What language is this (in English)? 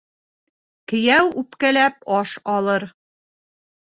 Bashkir